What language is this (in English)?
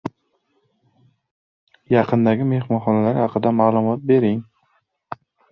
Uzbek